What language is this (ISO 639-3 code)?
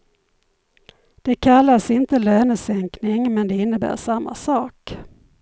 swe